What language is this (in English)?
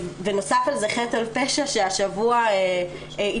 Hebrew